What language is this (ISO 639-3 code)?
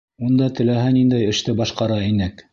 bak